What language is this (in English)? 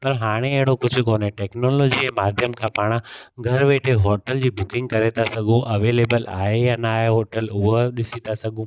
Sindhi